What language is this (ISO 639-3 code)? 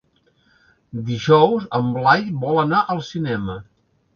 cat